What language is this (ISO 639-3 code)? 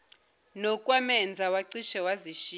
zul